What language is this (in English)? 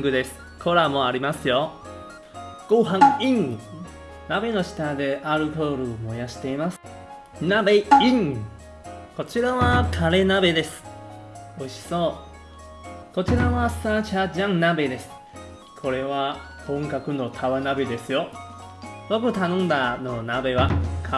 Japanese